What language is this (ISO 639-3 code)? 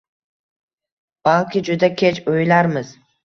uzb